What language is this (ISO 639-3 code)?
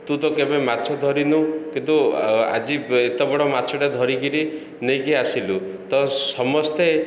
ori